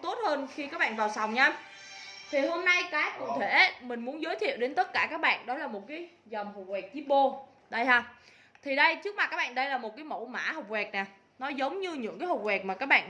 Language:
Vietnamese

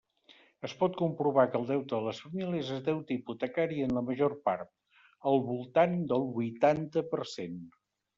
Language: Catalan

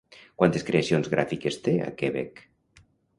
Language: Catalan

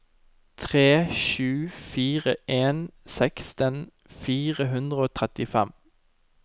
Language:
Norwegian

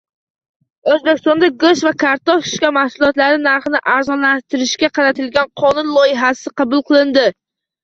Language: Uzbek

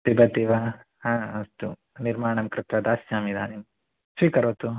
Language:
Sanskrit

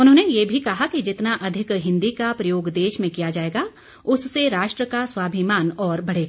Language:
Hindi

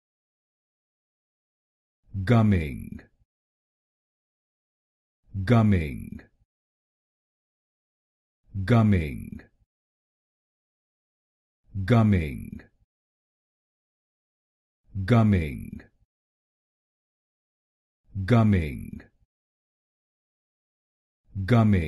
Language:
English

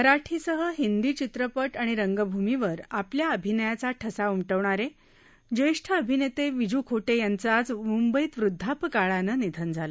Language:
Marathi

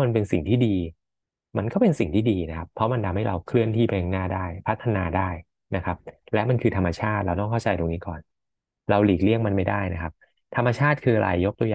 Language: Thai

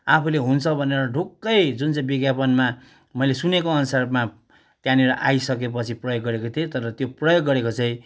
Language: Nepali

